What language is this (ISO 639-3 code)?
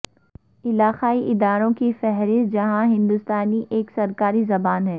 urd